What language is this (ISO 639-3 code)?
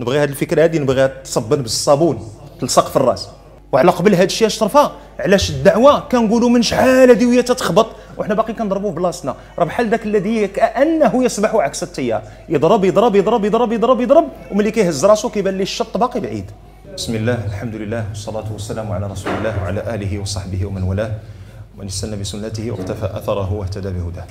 ara